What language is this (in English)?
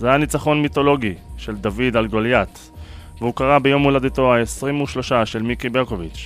Hebrew